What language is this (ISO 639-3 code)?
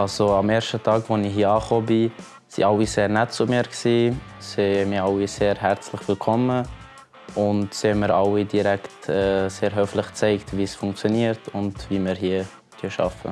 deu